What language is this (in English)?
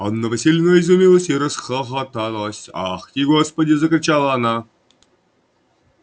Russian